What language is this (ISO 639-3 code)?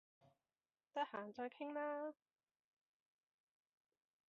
yue